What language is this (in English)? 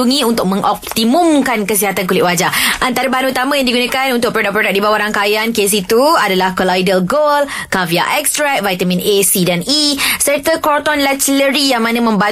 Malay